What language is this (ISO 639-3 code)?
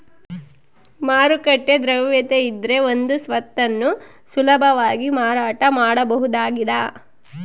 kan